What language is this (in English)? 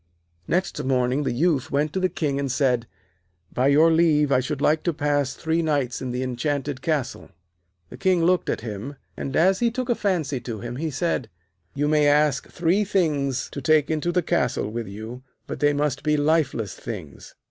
English